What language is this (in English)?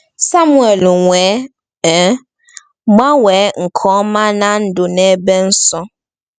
Igbo